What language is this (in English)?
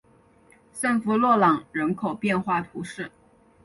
Chinese